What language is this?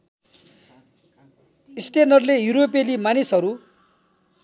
Nepali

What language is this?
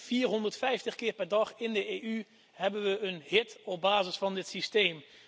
Dutch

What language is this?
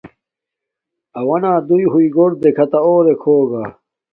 Domaaki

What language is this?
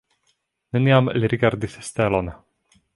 Esperanto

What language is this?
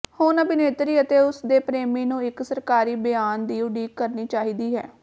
Punjabi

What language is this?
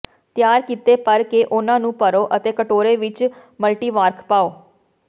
Punjabi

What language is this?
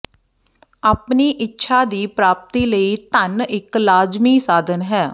Punjabi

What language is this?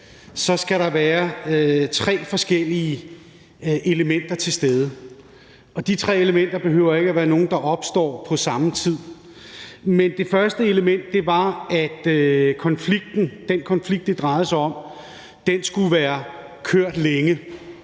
Danish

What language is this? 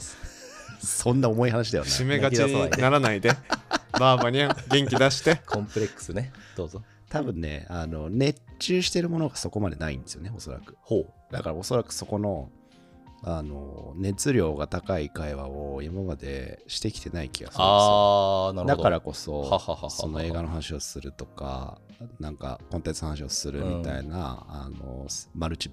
Japanese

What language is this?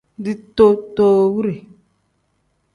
Tem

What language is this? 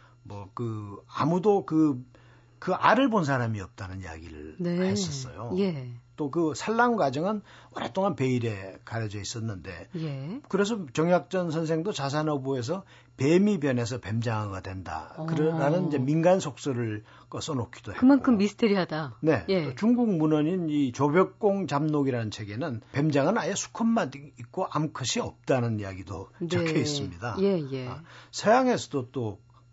Korean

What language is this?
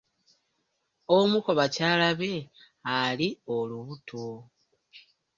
Ganda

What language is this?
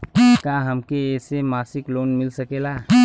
Bhojpuri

